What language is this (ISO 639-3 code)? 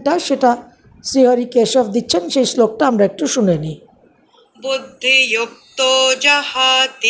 ben